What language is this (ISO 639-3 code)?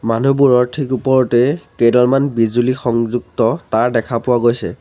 asm